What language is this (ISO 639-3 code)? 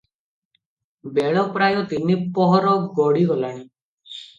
ori